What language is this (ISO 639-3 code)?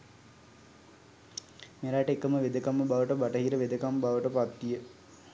sin